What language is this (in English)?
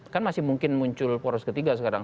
Indonesian